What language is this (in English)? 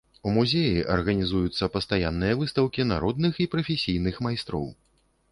Belarusian